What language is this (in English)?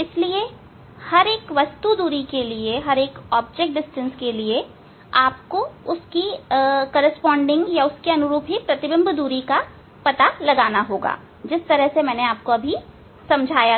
Hindi